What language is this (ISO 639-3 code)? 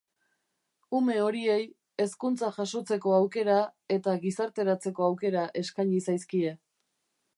eus